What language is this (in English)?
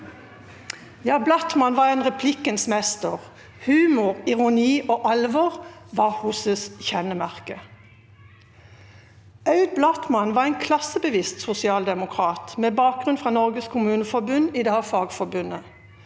Norwegian